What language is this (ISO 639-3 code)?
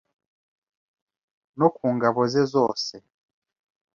kin